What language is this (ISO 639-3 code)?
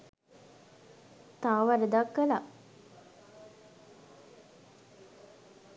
sin